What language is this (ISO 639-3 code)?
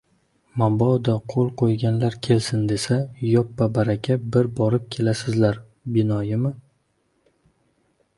uzb